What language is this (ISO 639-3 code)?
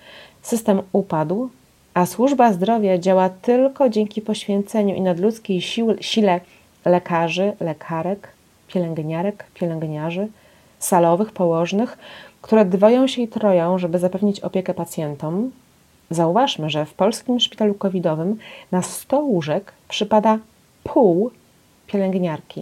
pol